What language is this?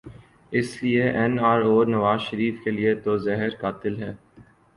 Urdu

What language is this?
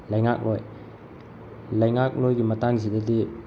Manipuri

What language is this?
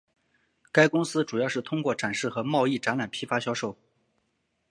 Chinese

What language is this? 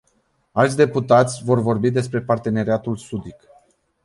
Romanian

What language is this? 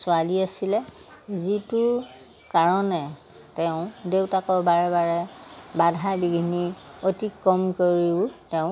Assamese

